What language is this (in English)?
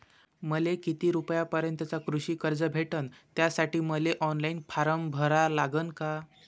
Marathi